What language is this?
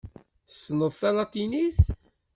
Kabyle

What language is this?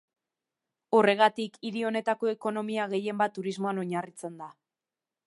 Basque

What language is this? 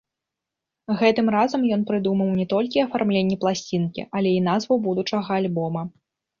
Belarusian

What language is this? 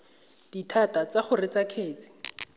Tswana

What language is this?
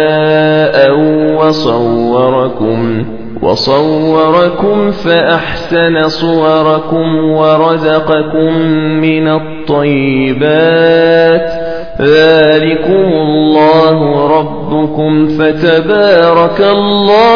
Arabic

